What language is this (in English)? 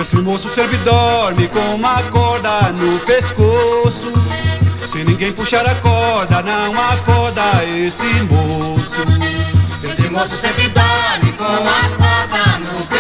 Portuguese